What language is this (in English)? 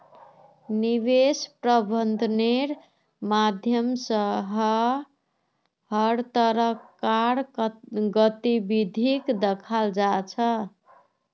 Magahi